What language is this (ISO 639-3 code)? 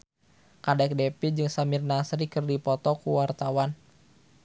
sun